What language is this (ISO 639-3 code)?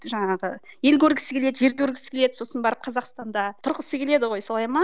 kaz